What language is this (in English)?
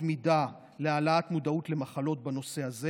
Hebrew